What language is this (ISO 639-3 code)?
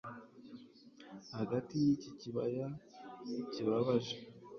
kin